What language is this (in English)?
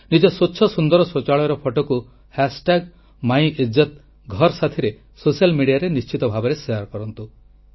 Odia